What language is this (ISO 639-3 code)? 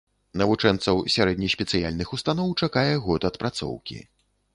bel